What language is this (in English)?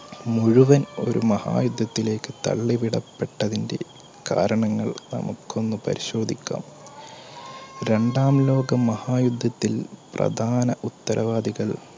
Malayalam